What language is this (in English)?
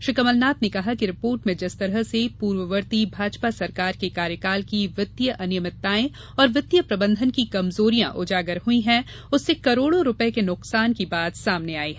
Hindi